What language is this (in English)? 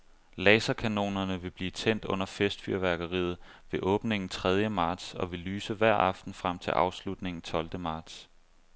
Danish